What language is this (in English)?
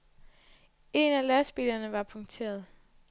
Danish